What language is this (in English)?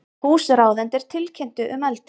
Icelandic